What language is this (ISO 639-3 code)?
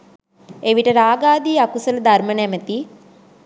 sin